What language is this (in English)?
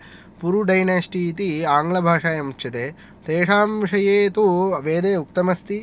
Sanskrit